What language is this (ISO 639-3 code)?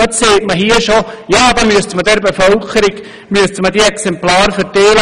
gsw